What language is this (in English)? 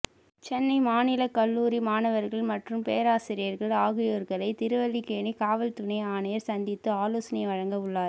Tamil